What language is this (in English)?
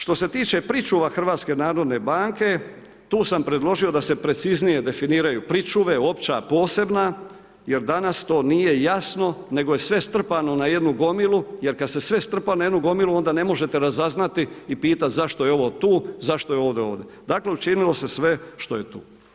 Croatian